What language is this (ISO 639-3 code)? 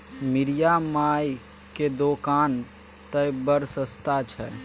mai